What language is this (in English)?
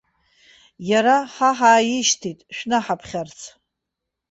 Abkhazian